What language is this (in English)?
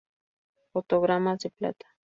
Spanish